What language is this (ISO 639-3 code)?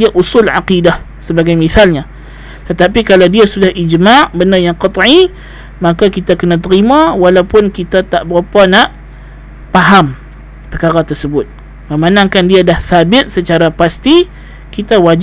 msa